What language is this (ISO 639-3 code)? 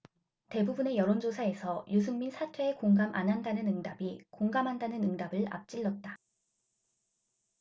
kor